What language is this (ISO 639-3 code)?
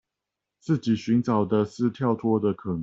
zho